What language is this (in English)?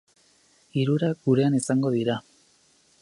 Basque